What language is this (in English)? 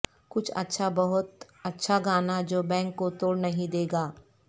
Urdu